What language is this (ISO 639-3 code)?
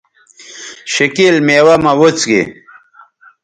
btv